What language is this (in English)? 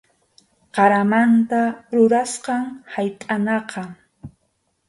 Arequipa-La Unión Quechua